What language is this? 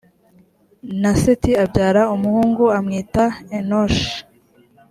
Kinyarwanda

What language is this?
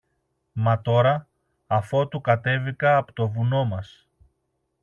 Greek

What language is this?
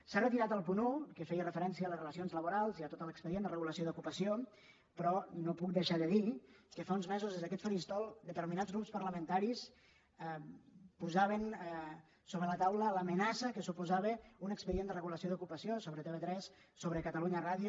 Catalan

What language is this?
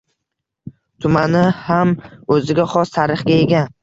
Uzbek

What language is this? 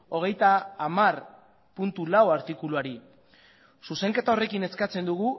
Basque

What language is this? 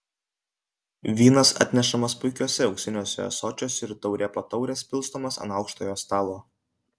Lithuanian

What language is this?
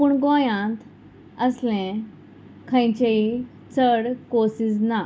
Konkani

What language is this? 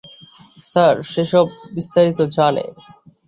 Bangla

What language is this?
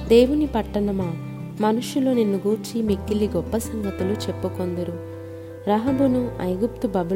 Telugu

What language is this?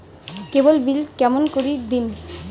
Bangla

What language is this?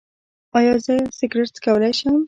Pashto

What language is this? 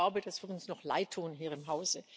German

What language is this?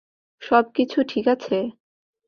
Bangla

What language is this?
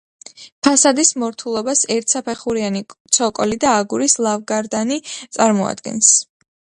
Georgian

